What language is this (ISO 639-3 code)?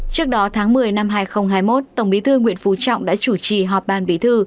vie